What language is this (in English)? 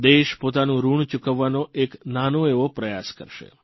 Gujarati